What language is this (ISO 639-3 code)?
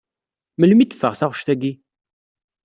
kab